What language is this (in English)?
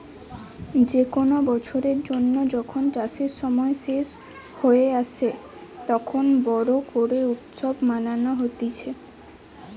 Bangla